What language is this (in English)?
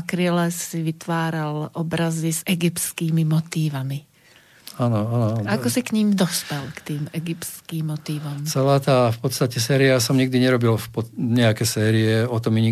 Slovak